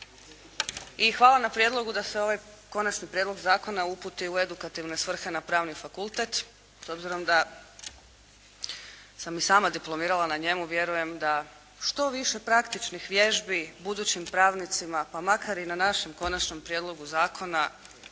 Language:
Croatian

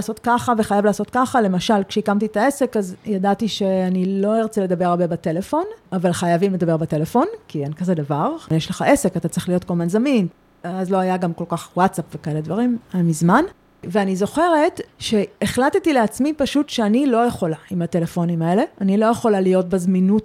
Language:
Hebrew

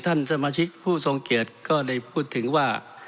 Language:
Thai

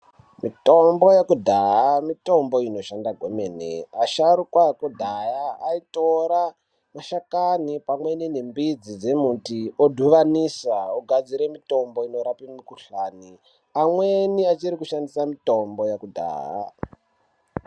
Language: Ndau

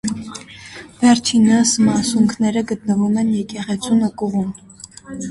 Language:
Armenian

